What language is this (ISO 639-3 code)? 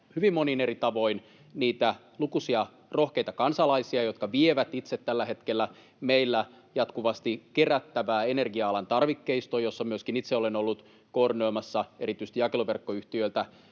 fin